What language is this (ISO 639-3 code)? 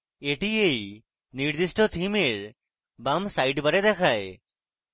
ben